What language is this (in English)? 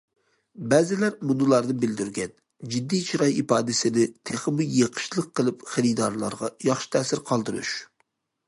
Uyghur